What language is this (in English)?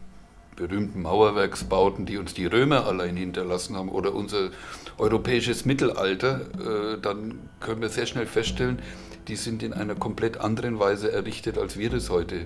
German